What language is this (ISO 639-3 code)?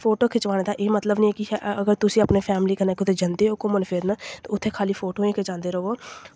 doi